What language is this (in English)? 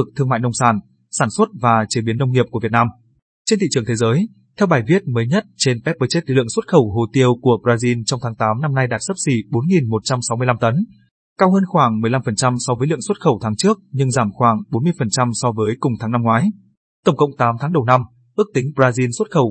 Vietnamese